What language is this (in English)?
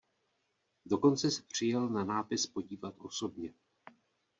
Czech